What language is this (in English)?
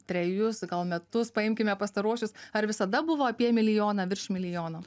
Lithuanian